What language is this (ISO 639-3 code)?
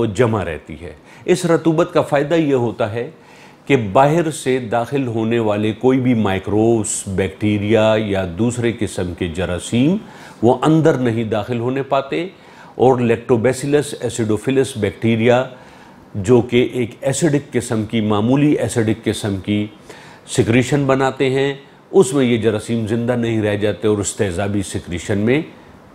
hin